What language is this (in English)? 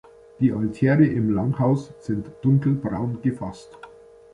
German